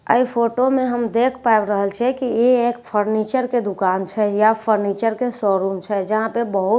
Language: Maithili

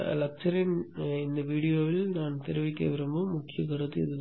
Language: Tamil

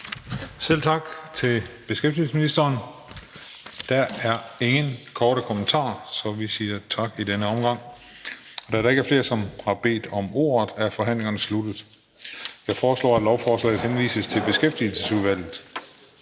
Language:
Danish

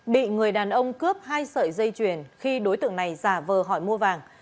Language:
Vietnamese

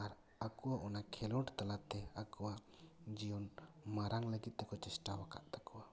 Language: Santali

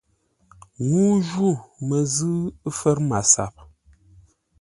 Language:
Ngombale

